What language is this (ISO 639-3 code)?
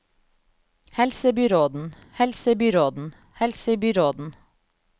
nor